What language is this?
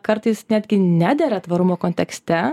Lithuanian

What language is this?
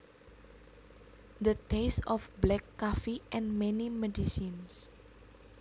Javanese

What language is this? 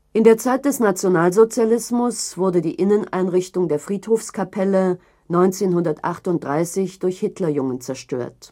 German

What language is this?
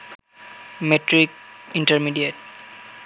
Bangla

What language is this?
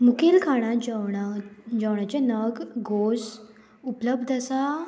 Konkani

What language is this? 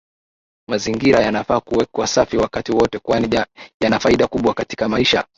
Swahili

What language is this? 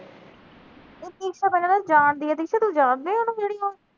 Punjabi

